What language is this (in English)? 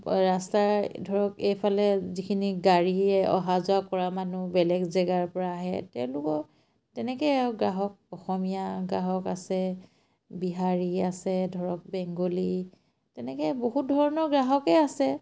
Assamese